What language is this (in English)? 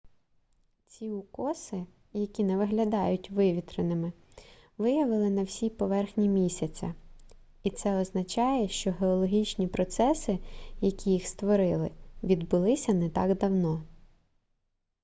Ukrainian